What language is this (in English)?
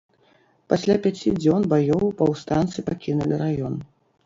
Belarusian